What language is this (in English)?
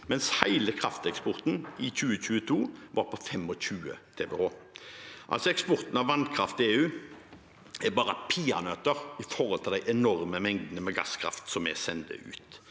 Norwegian